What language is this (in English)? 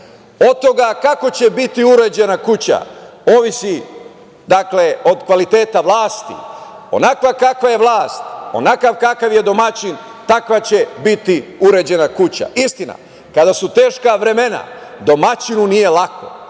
Serbian